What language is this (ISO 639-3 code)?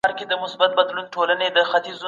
pus